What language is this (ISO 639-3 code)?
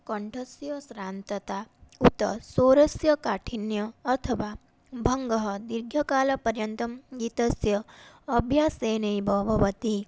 san